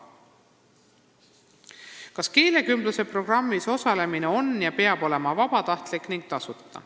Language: Estonian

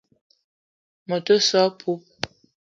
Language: Eton (Cameroon)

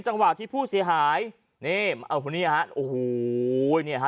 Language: Thai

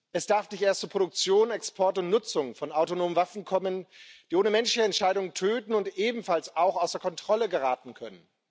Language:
German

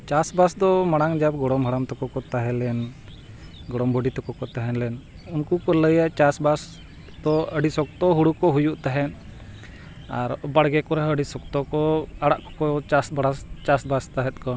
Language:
Santali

